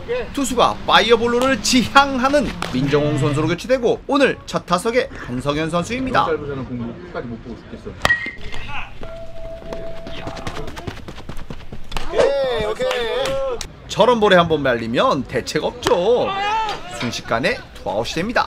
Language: Korean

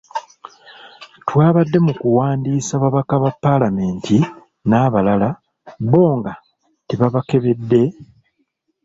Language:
Ganda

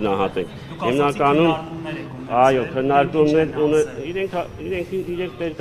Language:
Romanian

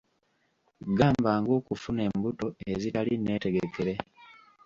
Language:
Ganda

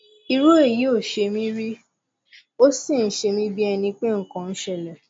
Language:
Yoruba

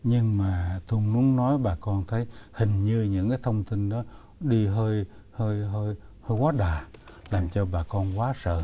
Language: Vietnamese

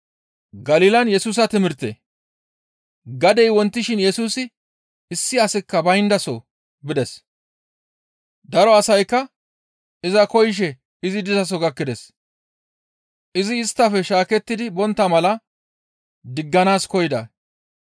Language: Gamo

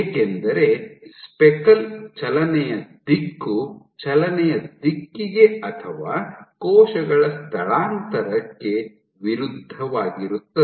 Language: Kannada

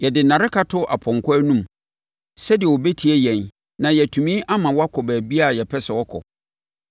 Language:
Akan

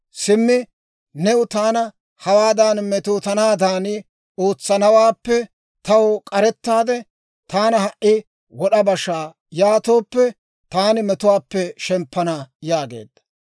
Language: Dawro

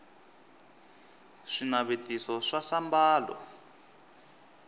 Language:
Tsonga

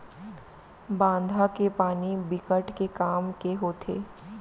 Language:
Chhattisgarhi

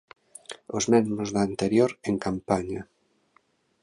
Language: Galician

